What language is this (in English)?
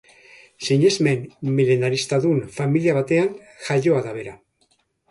Basque